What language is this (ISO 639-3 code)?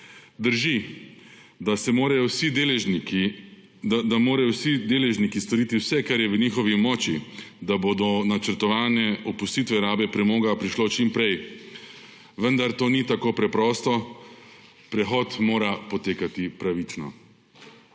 slv